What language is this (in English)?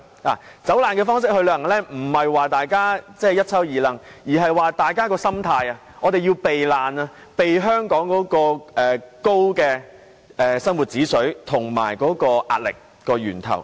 Cantonese